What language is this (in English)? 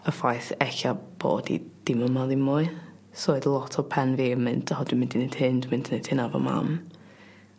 Welsh